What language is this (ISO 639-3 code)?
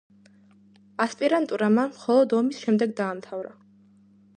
kat